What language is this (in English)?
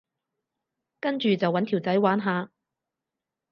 Cantonese